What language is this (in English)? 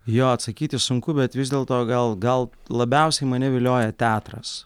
Lithuanian